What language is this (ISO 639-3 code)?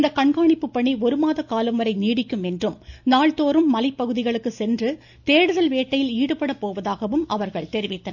tam